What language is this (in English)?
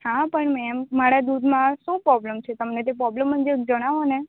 Gujarati